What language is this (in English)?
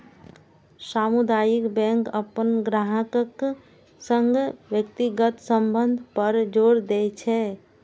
Maithili